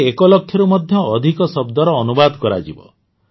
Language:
Odia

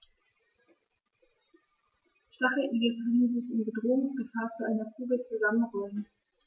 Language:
German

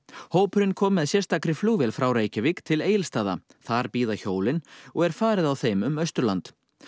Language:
Icelandic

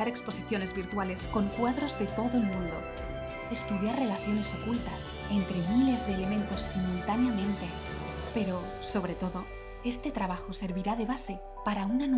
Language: Spanish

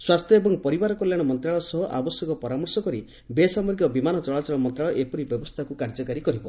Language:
Odia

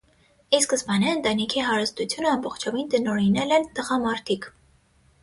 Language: Armenian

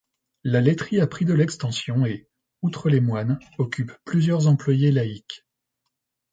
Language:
French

